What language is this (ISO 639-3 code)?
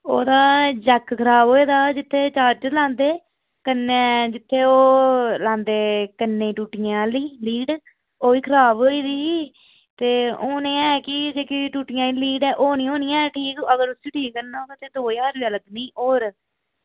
doi